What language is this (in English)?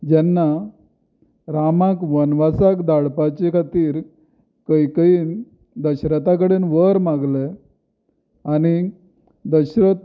Konkani